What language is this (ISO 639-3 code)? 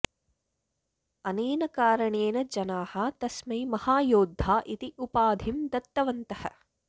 san